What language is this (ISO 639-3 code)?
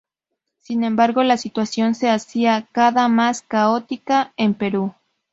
spa